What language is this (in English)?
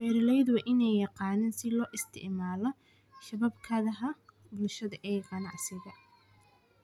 Somali